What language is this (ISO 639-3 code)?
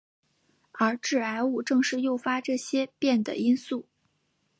zho